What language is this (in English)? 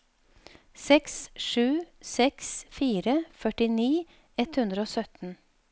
Norwegian